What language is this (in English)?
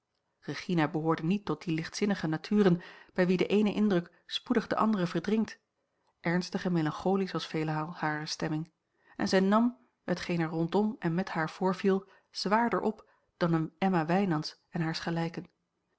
Dutch